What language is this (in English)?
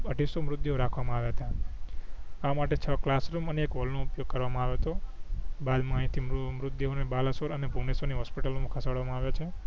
Gujarati